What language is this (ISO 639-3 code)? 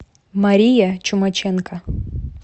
rus